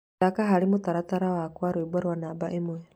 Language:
Kikuyu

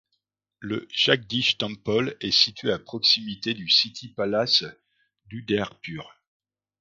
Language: French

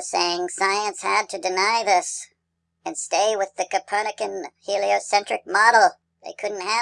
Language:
English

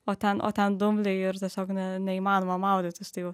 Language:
Lithuanian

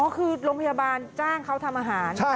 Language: Thai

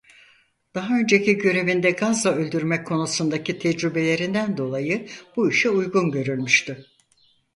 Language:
Turkish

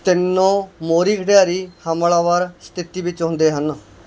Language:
Punjabi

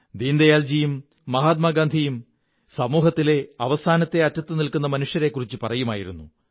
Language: Malayalam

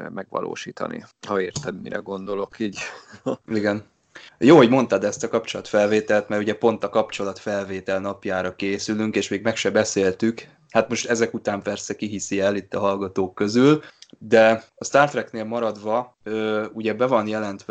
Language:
Hungarian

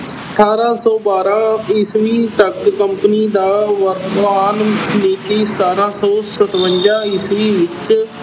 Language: Punjabi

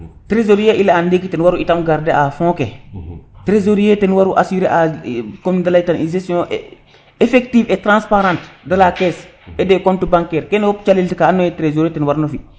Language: Serer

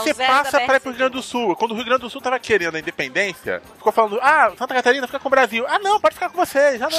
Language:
Portuguese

